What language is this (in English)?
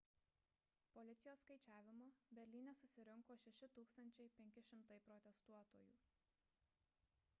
Lithuanian